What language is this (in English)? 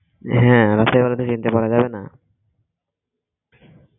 Bangla